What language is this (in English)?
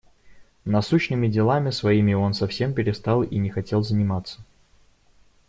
Russian